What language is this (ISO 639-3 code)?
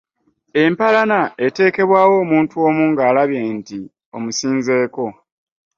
lug